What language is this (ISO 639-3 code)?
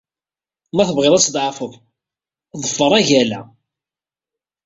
kab